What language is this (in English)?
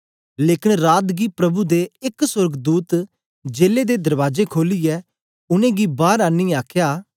Dogri